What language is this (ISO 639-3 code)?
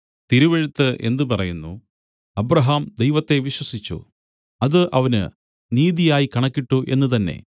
mal